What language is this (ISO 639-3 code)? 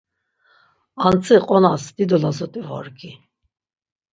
lzz